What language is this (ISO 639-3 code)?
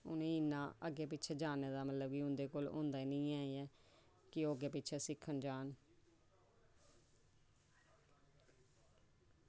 doi